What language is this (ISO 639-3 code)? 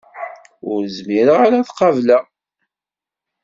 kab